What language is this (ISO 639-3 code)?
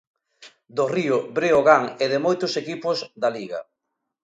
glg